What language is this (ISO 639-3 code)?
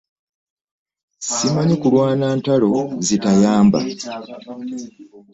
lug